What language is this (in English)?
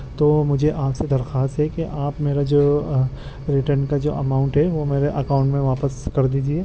Urdu